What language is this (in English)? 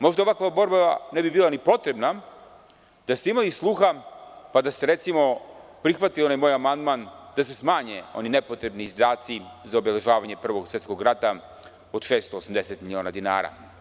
Serbian